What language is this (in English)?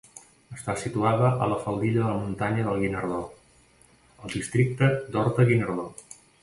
Catalan